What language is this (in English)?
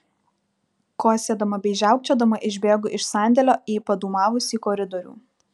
Lithuanian